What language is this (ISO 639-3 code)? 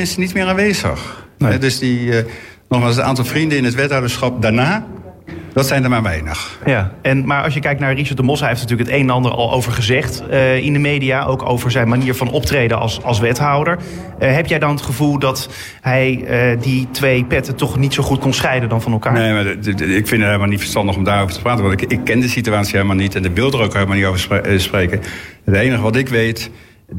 nld